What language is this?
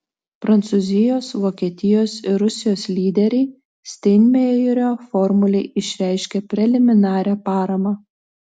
Lithuanian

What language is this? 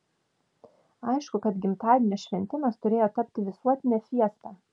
Lithuanian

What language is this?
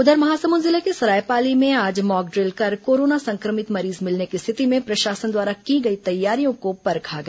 Hindi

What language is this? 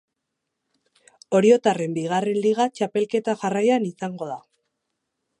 Basque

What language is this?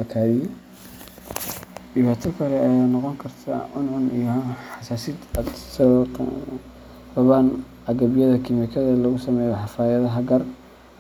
Somali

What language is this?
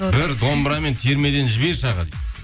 Kazakh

